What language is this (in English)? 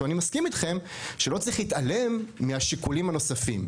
Hebrew